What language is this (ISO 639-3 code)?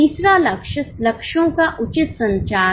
hin